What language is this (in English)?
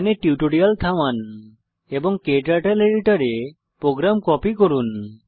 Bangla